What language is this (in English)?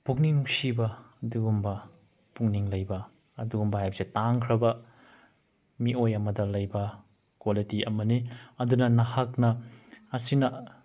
Manipuri